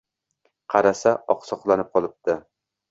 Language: Uzbek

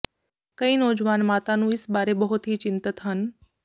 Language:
Punjabi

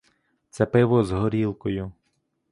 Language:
Ukrainian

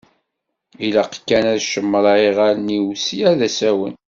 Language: Kabyle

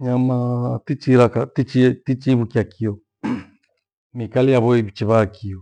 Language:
Gweno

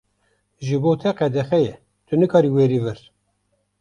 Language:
Kurdish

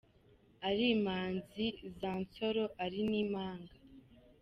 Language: Kinyarwanda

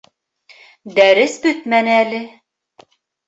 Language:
Bashkir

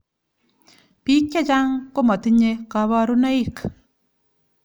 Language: Kalenjin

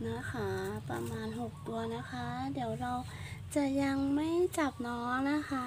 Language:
Thai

